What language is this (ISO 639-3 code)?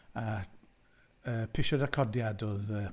cym